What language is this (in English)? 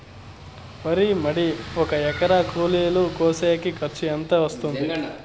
Telugu